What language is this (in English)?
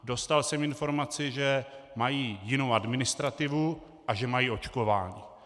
Czech